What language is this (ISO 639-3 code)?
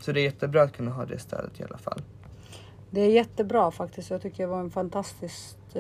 swe